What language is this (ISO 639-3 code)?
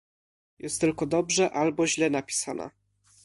pol